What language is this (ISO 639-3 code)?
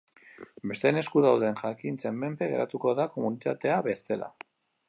eus